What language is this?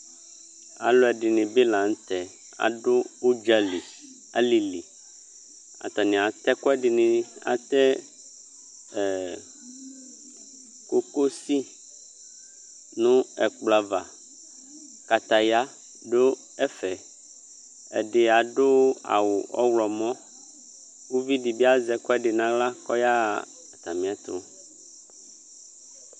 Ikposo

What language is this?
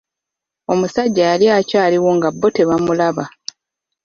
Ganda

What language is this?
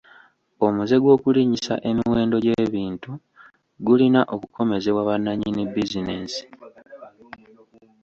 Ganda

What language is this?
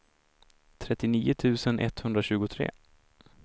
Swedish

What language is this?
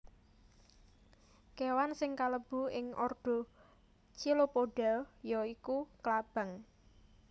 Javanese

